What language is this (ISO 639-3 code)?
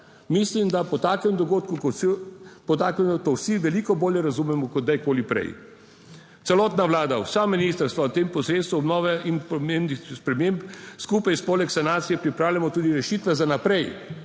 slv